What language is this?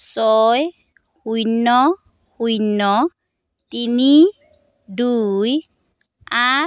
Assamese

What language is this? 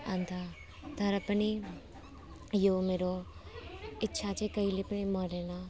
Nepali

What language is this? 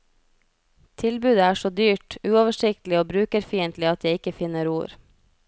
Norwegian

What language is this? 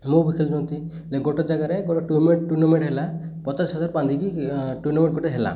Odia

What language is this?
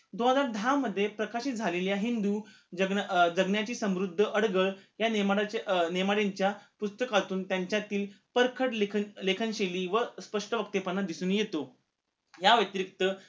Marathi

